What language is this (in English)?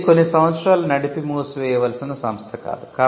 Telugu